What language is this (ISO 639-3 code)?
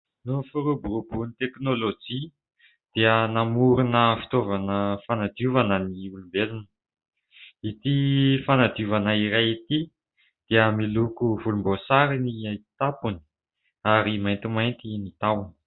mlg